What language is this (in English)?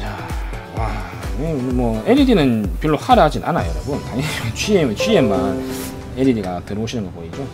Korean